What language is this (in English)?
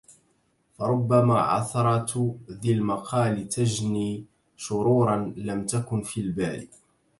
Arabic